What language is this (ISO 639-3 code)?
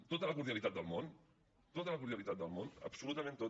cat